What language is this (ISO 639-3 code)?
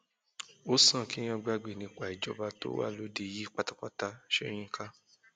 yor